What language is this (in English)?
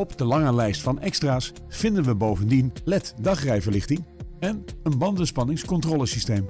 Dutch